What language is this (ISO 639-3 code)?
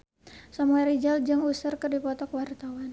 sun